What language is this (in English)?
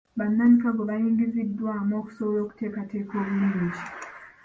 Ganda